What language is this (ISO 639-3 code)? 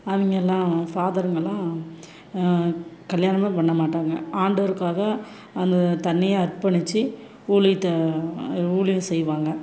tam